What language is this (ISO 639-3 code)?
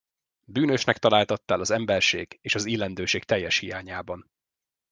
hun